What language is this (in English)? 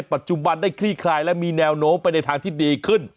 Thai